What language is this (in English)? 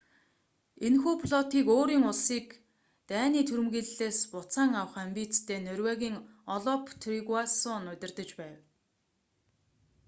Mongolian